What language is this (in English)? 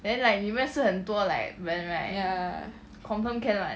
English